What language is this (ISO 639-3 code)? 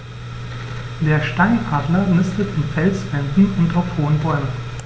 deu